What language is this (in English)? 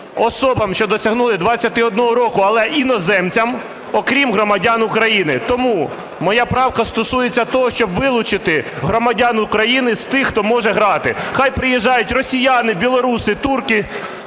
Ukrainian